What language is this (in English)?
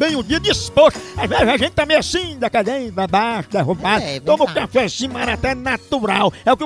Portuguese